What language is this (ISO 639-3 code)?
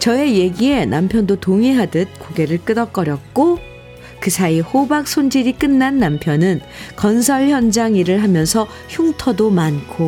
kor